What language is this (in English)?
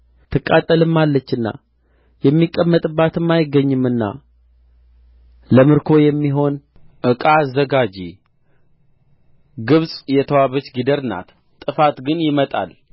Amharic